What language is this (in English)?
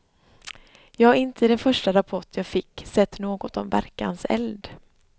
Swedish